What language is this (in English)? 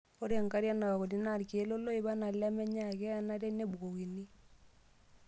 Masai